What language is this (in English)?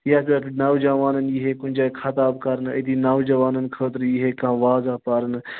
Kashmiri